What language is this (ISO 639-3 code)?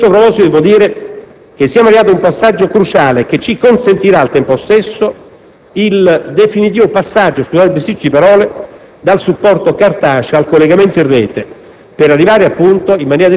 ita